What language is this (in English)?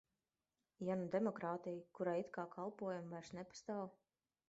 Latvian